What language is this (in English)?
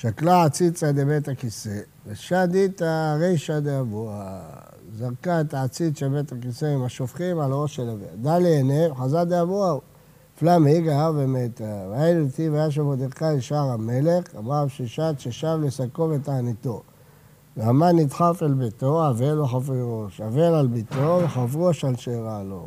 Hebrew